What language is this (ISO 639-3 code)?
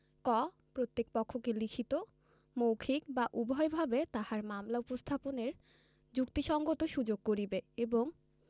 ben